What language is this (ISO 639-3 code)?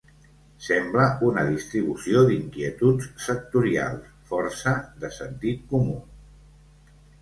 cat